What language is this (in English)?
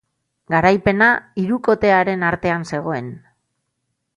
Basque